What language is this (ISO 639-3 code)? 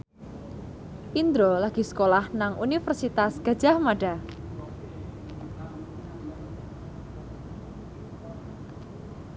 jav